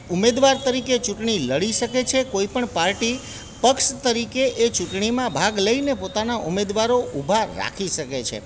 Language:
Gujarati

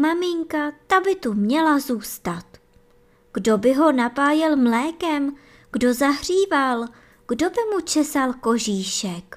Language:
Czech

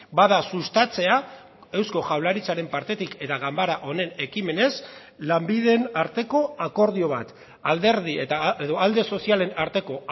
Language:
Basque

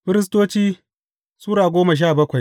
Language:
Hausa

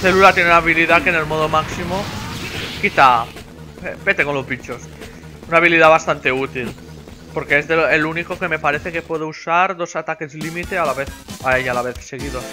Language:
Spanish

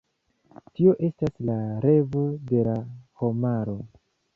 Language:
Esperanto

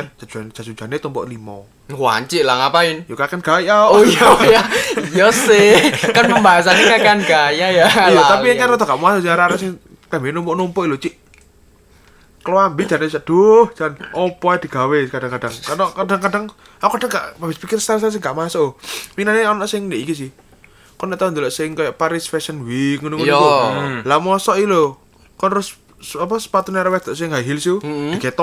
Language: Indonesian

